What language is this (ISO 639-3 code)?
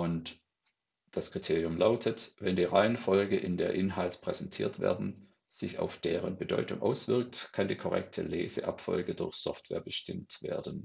deu